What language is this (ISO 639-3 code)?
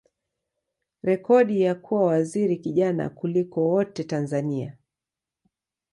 swa